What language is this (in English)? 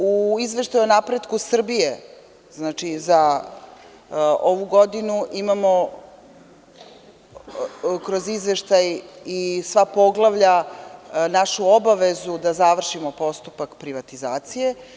Serbian